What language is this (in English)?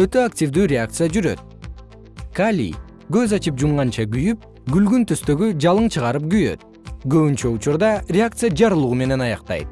Kyrgyz